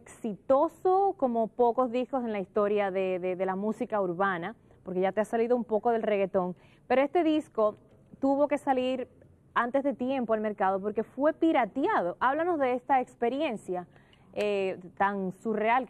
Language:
Spanish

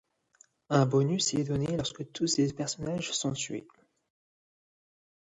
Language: French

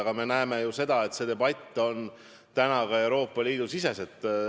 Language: Estonian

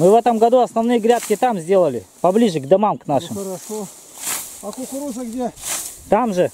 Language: Russian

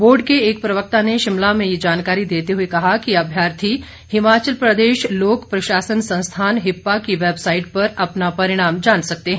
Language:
Hindi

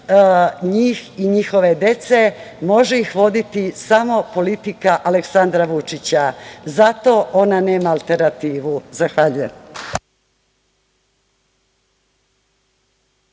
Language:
Serbian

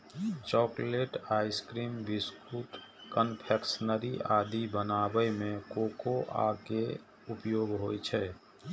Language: Maithili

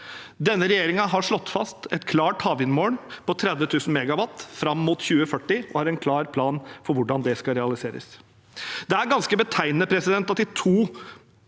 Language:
Norwegian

